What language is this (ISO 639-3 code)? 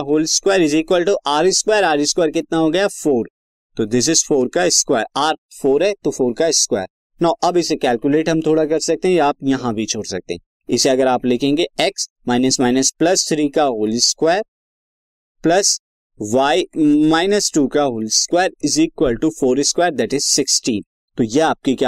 hin